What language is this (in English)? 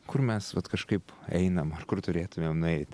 Lithuanian